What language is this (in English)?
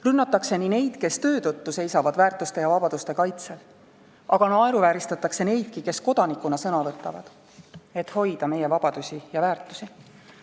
Estonian